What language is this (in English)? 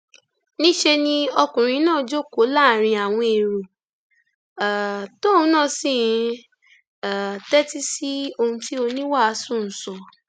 Yoruba